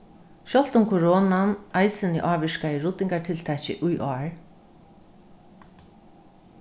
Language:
Faroese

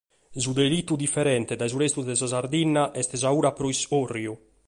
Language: Sardinian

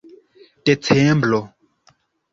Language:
Esperanto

